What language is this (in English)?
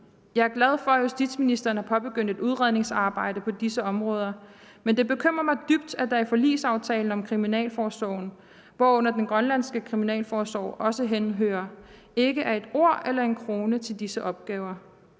Danish